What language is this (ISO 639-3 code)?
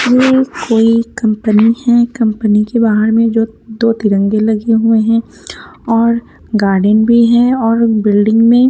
hin